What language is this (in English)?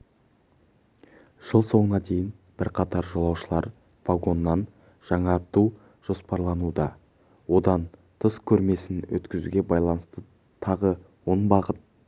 Kazakh